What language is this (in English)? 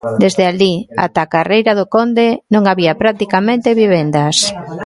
Galician